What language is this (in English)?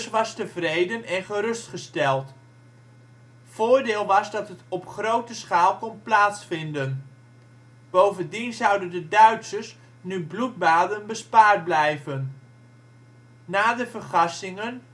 Dutch